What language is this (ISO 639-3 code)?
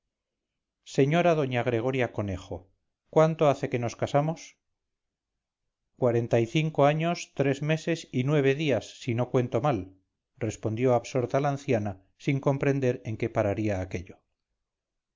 spa